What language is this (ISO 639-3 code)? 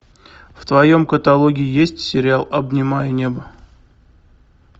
rus